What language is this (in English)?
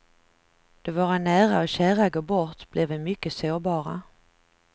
Swedish